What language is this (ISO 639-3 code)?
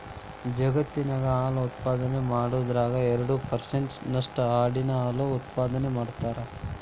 kan